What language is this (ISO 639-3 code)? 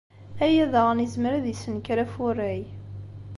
kab